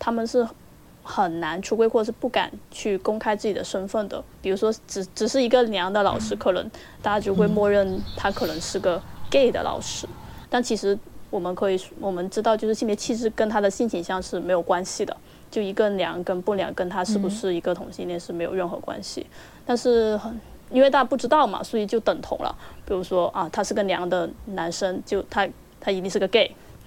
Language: Chinese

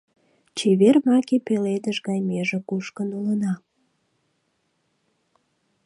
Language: Mari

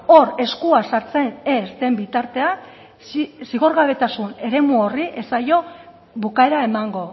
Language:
Basque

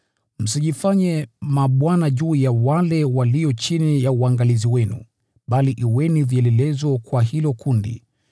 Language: Swahili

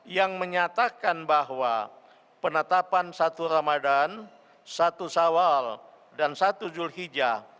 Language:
Indonesian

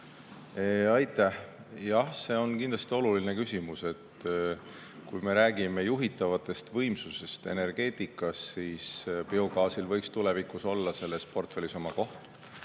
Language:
Estonian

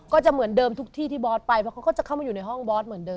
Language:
Thai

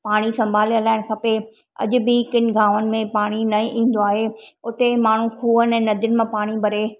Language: Sindhi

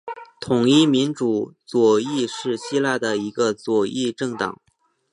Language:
Chinese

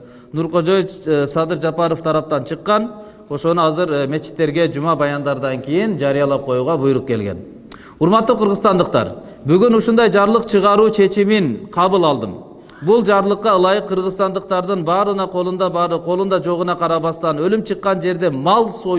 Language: Turkish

